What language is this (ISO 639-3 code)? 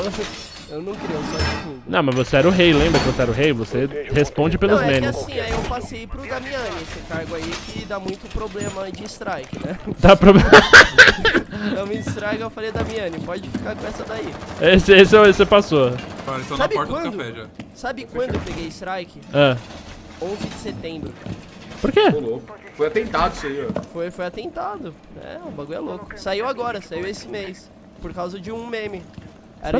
por